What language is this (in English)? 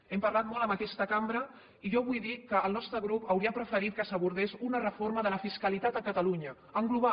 Catalan